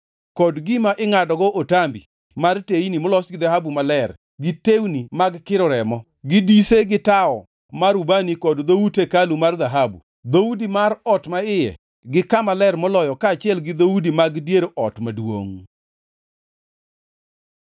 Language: Luo (Kenya and Tanzania)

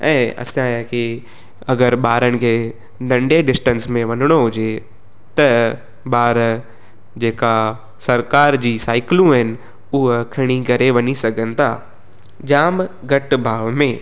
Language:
Sindhi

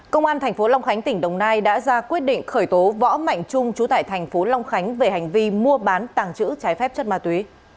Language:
Vietnamese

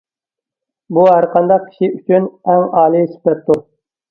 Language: Uyghur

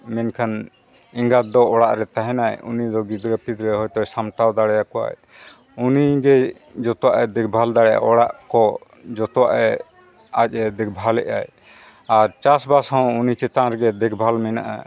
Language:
Santali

